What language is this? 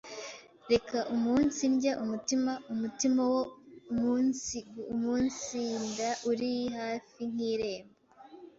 Kinyarwanda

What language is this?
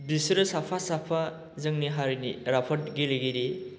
Bodo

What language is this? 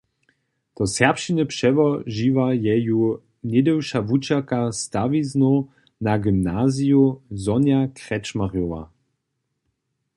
Upper Sorbian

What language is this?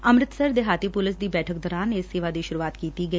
Punjabi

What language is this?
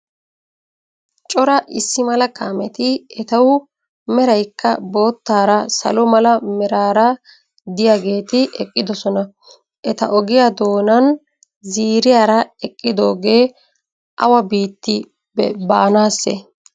Wolaytta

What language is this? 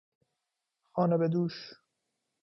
Persian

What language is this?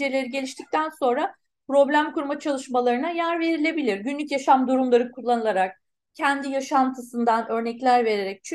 Turkish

